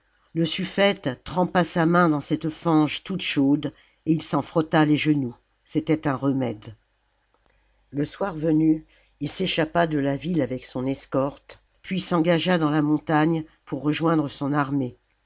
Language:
French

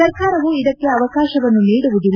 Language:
Kannada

